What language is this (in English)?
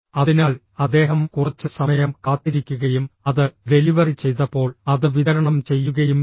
Malayalam